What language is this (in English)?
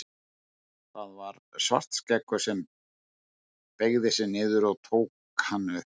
Icelandic